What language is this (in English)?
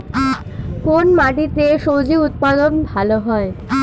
Bangla